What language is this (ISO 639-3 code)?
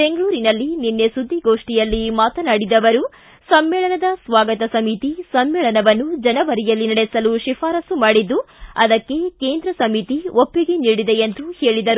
kan